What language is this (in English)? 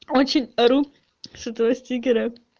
Russian